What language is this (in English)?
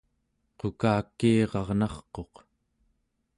Central Yupik